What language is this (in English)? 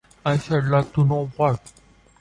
English